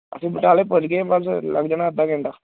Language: Punjabi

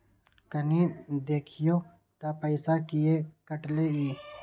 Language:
Maithili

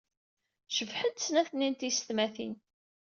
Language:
Kabyle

